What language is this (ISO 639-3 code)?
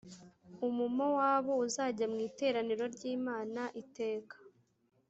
kin